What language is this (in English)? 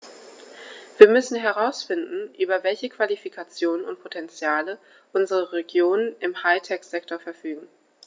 German